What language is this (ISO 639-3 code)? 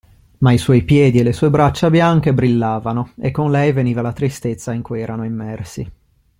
ita